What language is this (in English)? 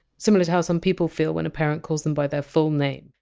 English